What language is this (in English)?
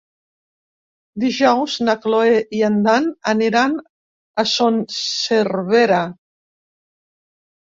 Catalan